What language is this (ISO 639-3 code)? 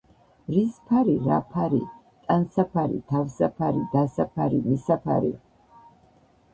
kat